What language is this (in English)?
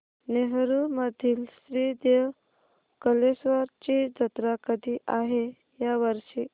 Marathi